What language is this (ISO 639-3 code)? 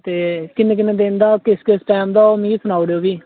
doi